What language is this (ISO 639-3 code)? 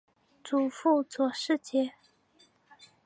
zho